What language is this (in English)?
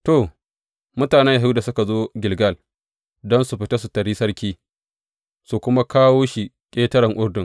Hausa